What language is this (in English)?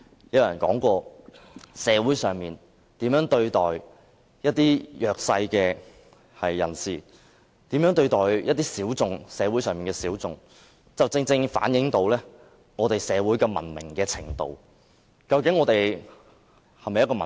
Cantonese